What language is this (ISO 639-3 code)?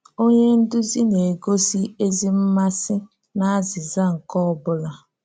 ibo